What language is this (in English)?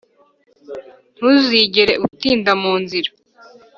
Kinyarwanda